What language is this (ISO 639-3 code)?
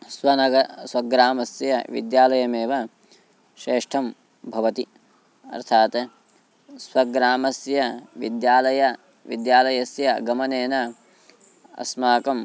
san